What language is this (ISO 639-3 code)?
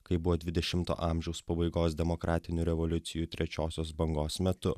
lit